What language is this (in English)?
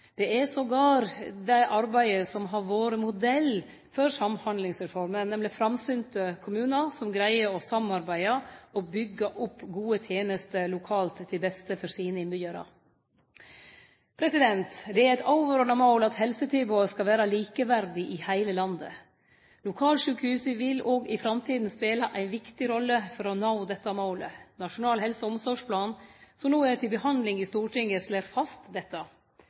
Norwegian Nynorsk